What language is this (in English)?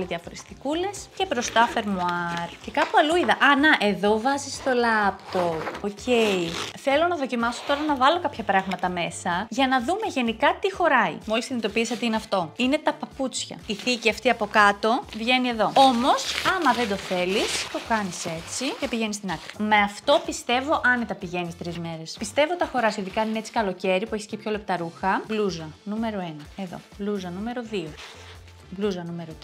Greek